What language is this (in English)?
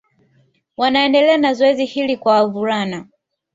Swahili